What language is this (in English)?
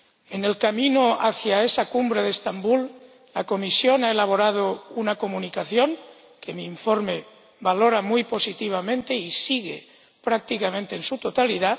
Spanish